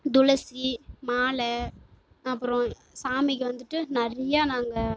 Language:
Tamil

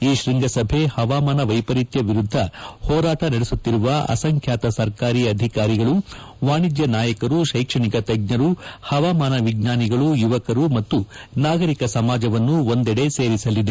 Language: Kannada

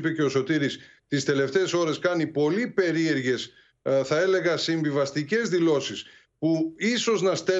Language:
Greek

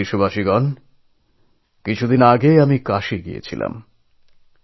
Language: Bangla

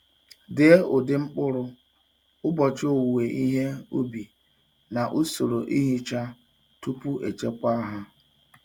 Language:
Igbo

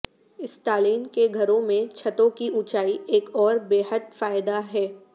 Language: Urdu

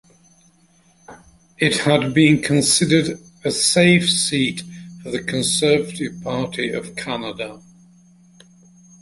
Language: English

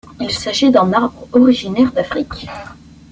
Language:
French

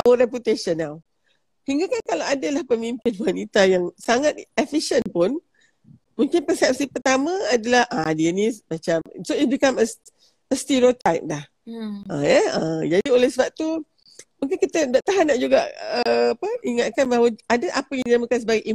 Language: Malay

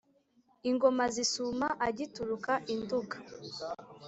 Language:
Kinyarwanda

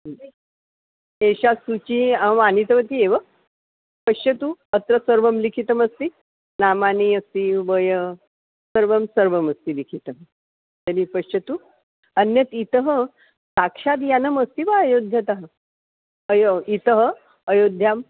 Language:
Sanskrit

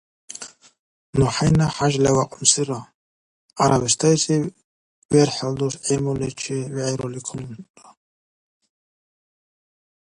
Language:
Dargwa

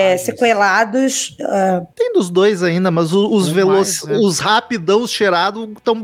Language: Portuguese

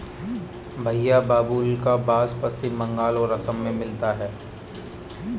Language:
Hindi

